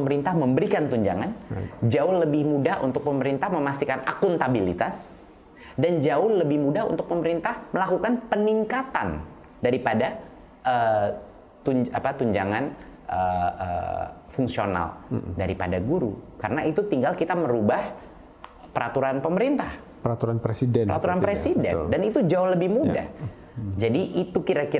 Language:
Indonesian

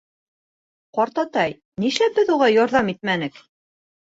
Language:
Bashkir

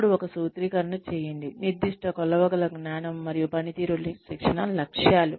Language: Telugu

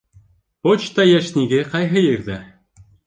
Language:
Bashkir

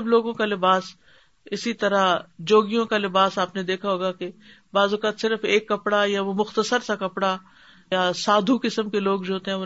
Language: Urdu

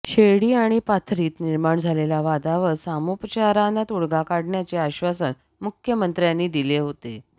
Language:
Marathi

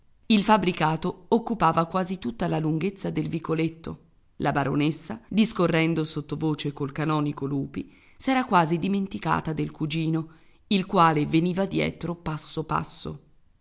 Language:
Italian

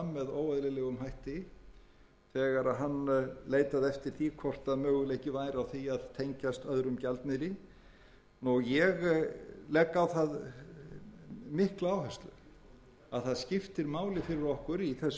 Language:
Icelandic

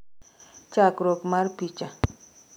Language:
Luo (Kenya and Tanzania)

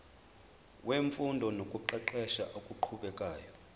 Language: Zulu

